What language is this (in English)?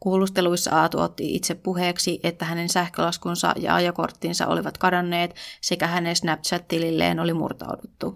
Finnish